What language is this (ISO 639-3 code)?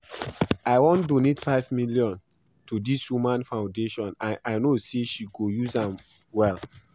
pcm